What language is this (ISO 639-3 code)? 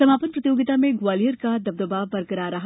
hin